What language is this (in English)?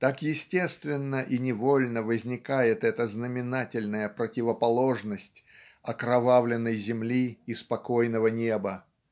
Russian